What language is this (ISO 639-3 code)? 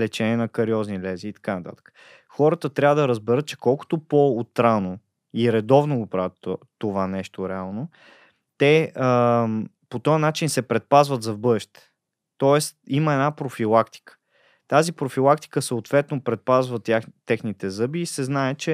bul